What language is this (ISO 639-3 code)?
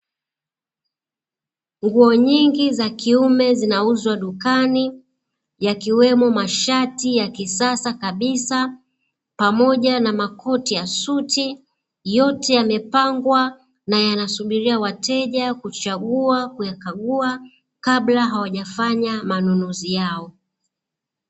swa